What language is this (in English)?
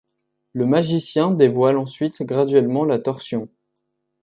French